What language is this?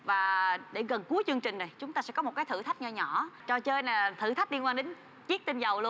Vietnamese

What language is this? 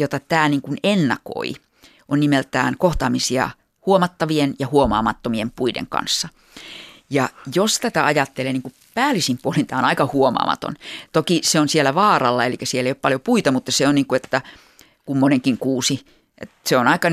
Finnish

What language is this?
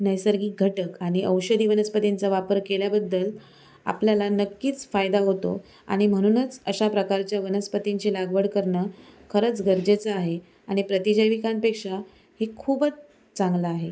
Marathi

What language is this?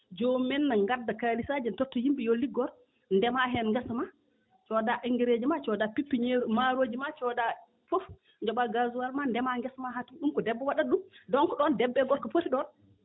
Fula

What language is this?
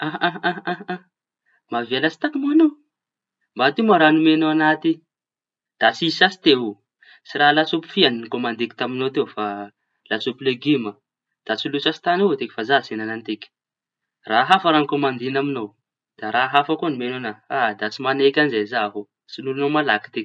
Tanosy Malagasy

